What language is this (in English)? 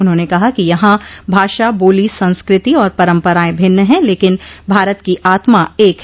Hindi